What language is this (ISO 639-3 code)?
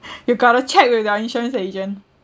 eng